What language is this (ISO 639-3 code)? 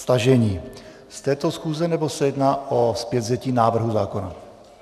ces